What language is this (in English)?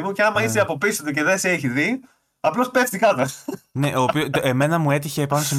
Greek